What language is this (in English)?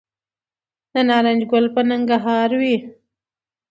Pashto